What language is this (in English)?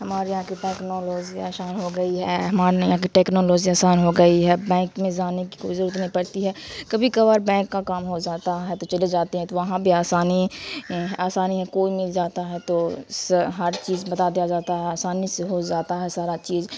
Urdu